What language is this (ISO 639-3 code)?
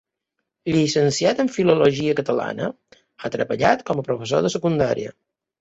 cat